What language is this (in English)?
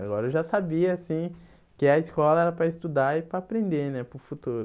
Portuguese